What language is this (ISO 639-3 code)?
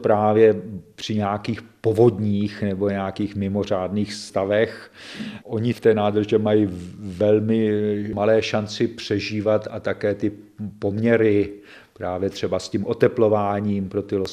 ces